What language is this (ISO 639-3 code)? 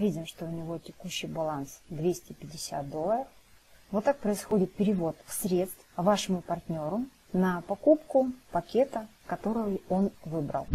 rus